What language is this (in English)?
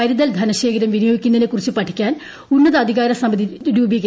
Malayalam